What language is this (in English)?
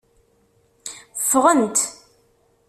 Kabyle